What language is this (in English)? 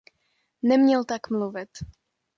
Czech